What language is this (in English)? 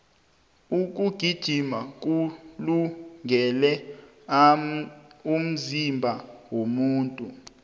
South Ndebele